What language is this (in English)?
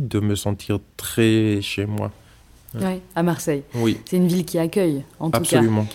French